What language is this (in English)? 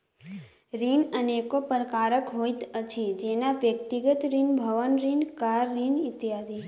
Maithili